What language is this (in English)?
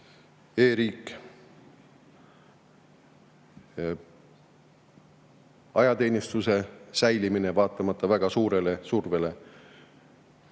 Estonian